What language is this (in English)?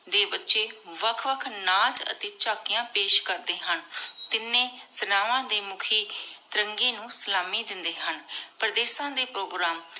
Punjabi